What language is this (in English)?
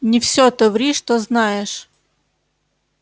Russian